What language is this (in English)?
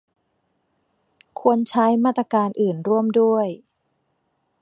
Thai